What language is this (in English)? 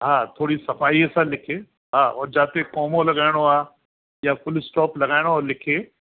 Sindhi